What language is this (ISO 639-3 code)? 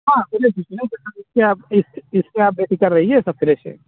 urd